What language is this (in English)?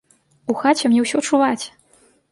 Belarusian